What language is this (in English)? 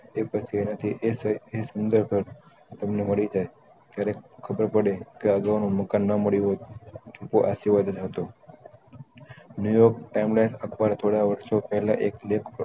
Gujarati